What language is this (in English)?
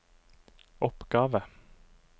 Norwegian